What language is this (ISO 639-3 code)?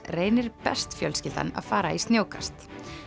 isl